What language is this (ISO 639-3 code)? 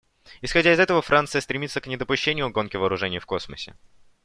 rus